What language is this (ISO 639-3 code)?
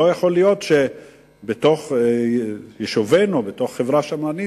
heb